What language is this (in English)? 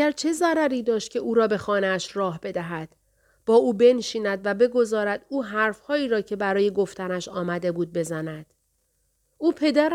Persian